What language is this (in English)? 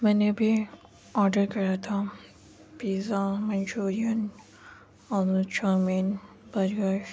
Urdu